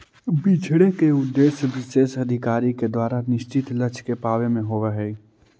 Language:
Magahi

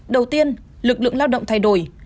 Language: Vietnamese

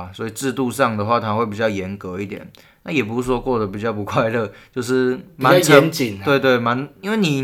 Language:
Chinese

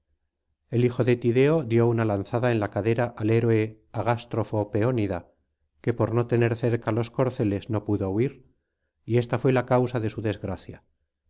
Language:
Spanish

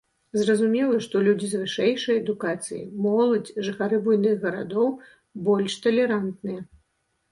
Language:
Belarusian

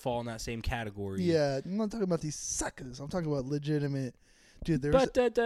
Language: English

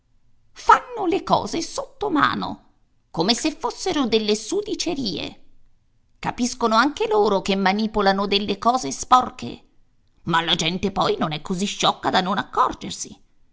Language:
Italian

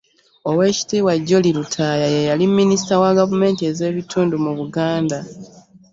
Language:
Ganda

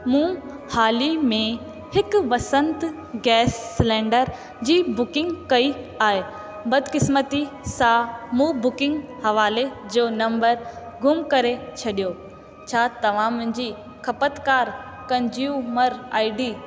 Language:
Sindhi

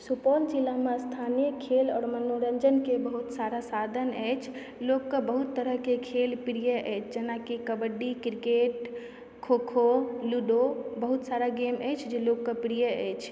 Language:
Maithili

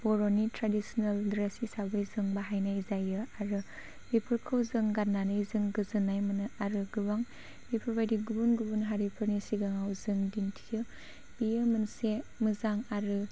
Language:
Bodo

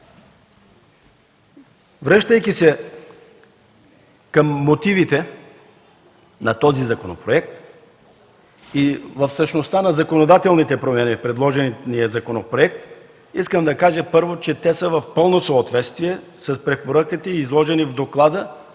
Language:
Bulgarian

